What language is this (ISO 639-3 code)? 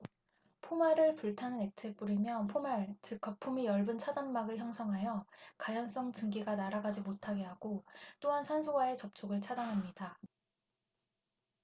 kor